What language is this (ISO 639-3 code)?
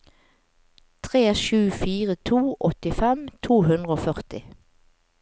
nor